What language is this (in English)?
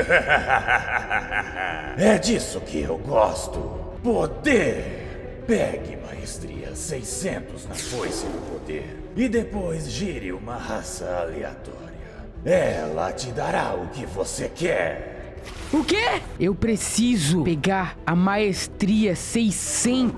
Portuguese